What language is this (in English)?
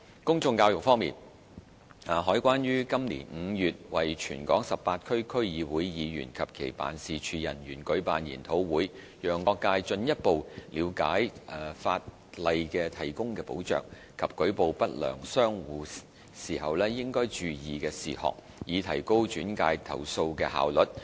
Cantonese